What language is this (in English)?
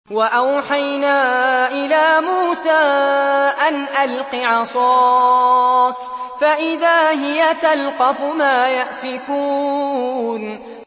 Arabic